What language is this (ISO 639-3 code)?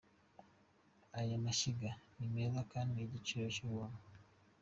kin